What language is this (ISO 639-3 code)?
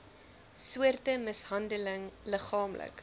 afr